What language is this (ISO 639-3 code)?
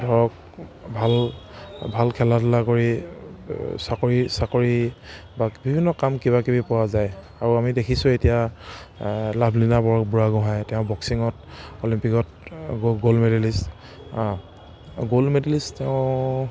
asm